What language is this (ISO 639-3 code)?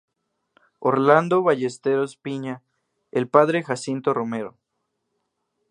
spa